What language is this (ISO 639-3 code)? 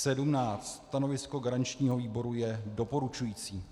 ces